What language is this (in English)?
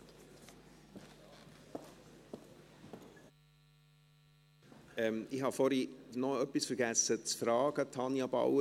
Swiss German